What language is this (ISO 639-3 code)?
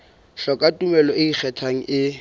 sot